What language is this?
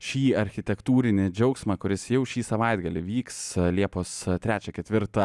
Lithuanian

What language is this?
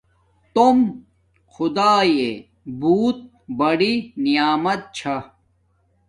Domaaki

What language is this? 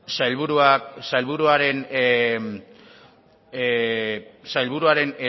Basque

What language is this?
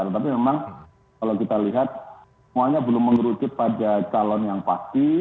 Indonesian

